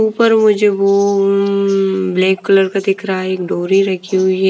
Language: Hindi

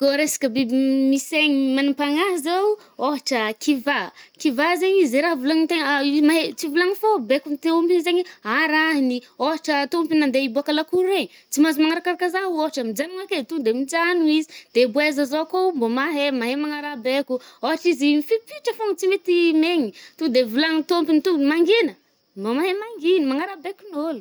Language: Northern Betsimisaraka Malagasy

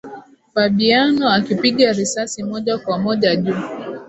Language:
Swahili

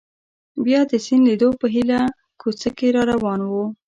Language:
Pashto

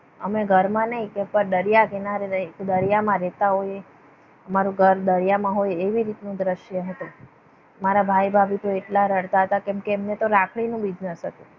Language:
Gujarati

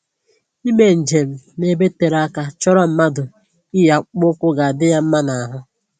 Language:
Igbo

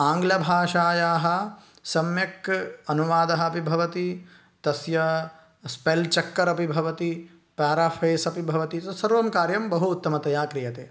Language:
Sanskrit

